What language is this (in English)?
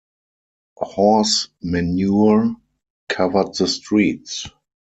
English